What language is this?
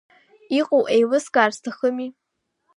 Abkhazian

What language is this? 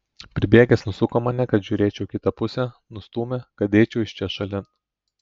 Lithuanian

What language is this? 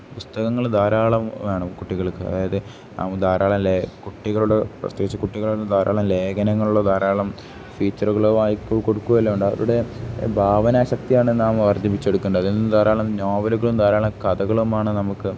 Malayalam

